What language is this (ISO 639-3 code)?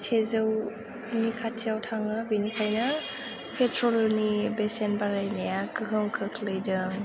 brx